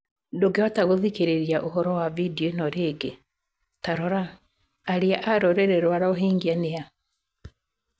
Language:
Kikuyu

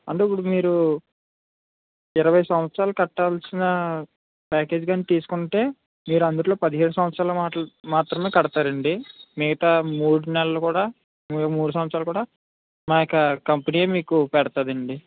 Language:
Telugu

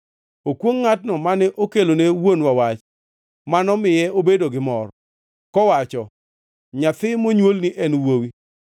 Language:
Luo (Kenya and Tanzania)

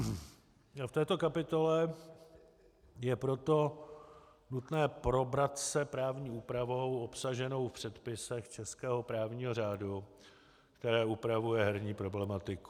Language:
Czech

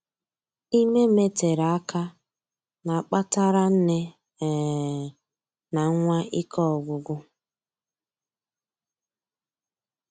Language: Igbo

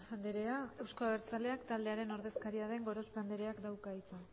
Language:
Basque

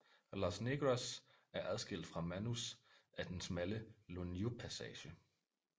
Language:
Danish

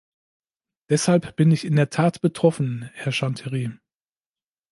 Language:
German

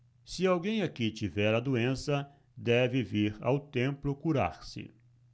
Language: Portuguese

